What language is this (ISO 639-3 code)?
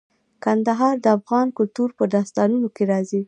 pus